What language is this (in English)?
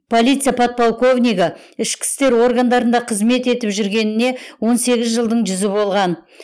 Kazakh